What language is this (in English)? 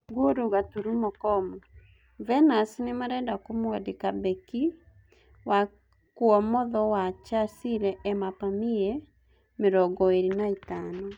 Kikuyu